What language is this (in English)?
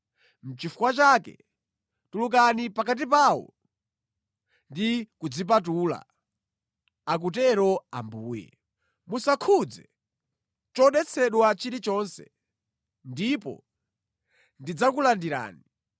Nyanja